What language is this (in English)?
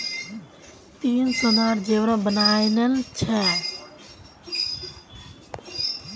Magahi